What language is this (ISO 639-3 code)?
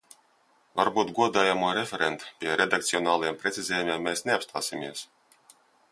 lav